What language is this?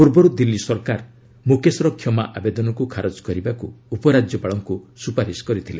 Odia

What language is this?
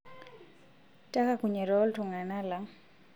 Masai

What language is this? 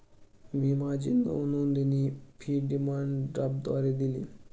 Marathi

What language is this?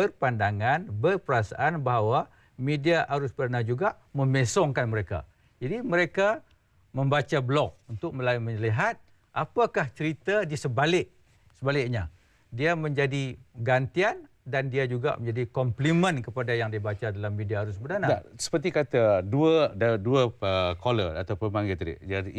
Malay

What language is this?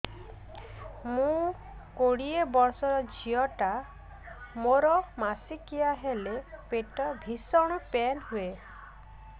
Odia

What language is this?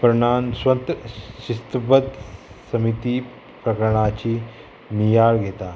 Konkani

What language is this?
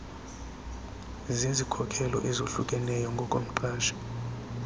Xhosa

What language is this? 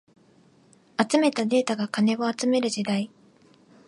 Japanese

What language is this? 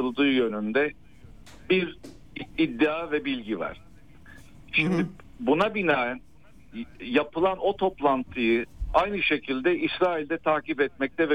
Turkish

